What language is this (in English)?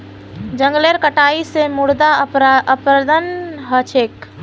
Magahi